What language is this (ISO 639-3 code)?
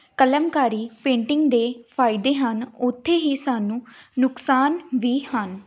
pan